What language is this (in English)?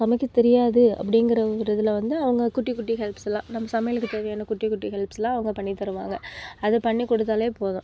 Tamil